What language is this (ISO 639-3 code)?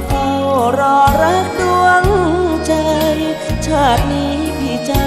tha